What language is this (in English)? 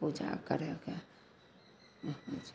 Maithili